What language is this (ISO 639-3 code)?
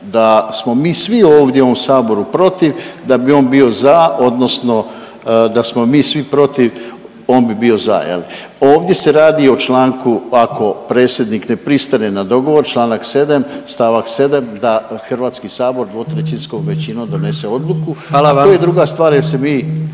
hrv